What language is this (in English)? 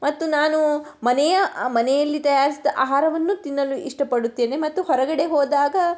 Kannada